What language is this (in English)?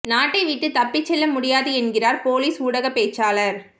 Tamil